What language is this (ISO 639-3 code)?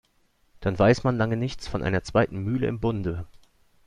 deu